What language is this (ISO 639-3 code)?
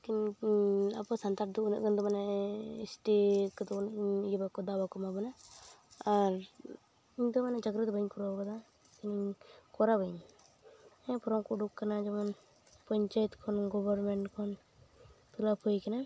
sat